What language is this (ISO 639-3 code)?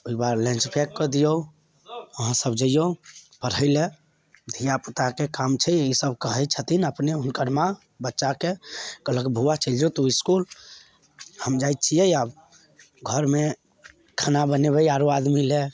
mai